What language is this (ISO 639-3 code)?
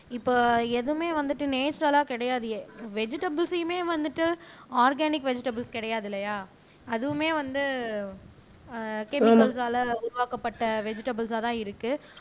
tam